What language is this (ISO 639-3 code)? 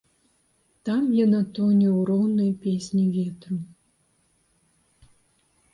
bel